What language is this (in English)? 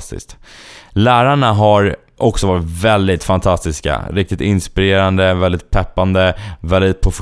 Swedish